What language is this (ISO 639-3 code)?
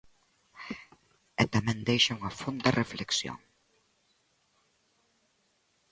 glg